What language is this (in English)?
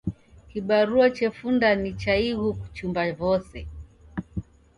Taita